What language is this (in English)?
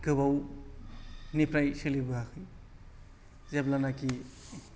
Bodo